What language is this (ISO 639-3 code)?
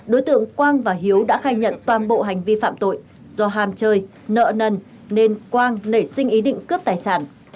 vie